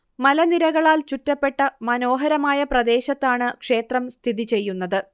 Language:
Malayalam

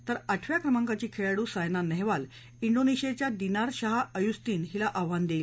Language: Marathi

